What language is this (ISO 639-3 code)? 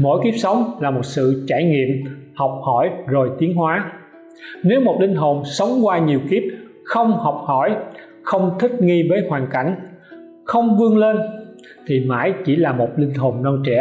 vie